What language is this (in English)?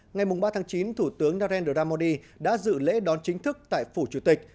Vietnamese